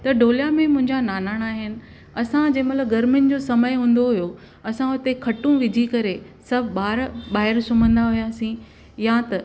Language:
Sindhi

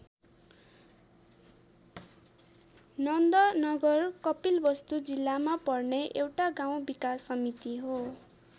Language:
Nepali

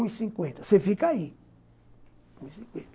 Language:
Portuguese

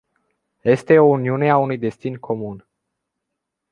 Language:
Romanian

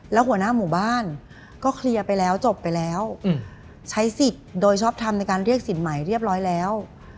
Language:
Thai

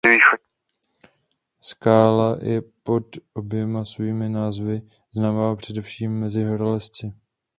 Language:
Czech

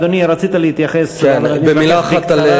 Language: Hebrew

